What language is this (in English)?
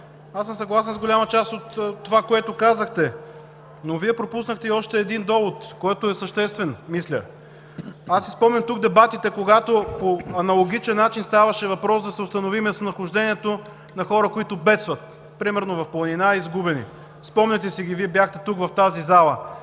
Bulgarian